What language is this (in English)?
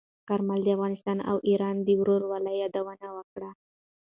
Pashto